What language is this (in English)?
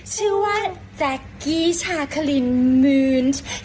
Thai